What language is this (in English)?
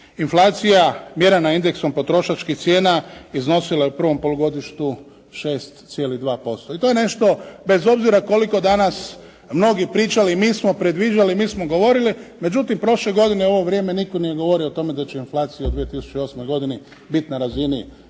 Croatian